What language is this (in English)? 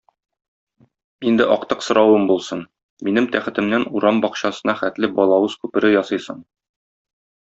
Tatar